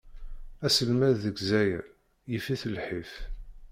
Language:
Kabyle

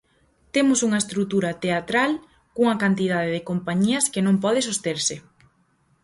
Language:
Galician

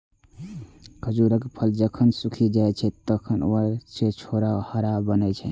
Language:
Maithili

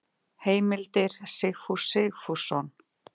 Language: Icelandic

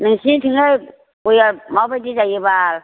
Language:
Bodo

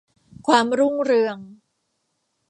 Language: Thai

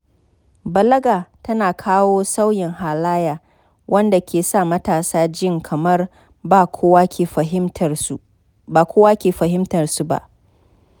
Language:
Hausa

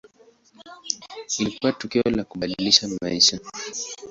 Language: Swahili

